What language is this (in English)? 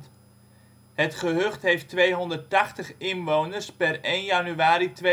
Dutch